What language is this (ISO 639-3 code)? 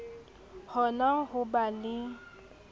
sot